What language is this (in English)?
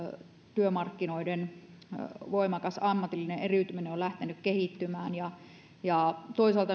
Finnish